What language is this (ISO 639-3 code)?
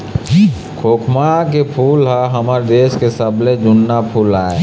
hne